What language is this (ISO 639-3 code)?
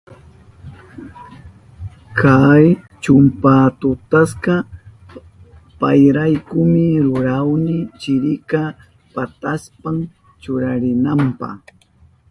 qup